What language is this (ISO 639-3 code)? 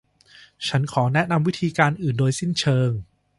tha